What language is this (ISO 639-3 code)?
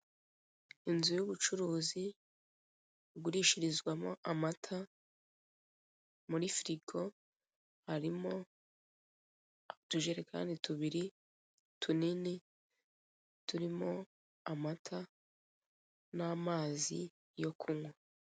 kin